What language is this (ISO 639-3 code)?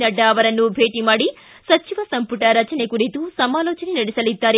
kan